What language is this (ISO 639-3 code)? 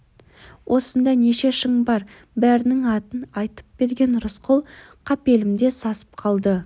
kaz